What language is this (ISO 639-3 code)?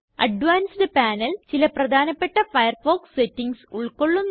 mal